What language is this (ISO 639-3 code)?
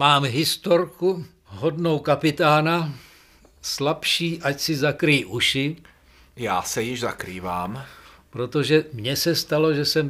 ces